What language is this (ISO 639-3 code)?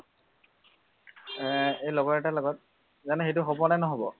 asm